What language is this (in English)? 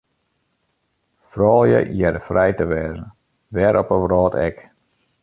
Western Frisian